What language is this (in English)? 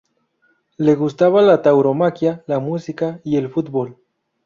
Spanish